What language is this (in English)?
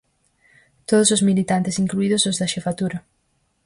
Galician